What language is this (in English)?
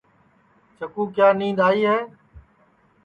Sansi